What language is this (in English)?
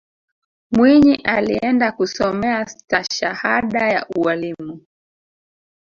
Swahili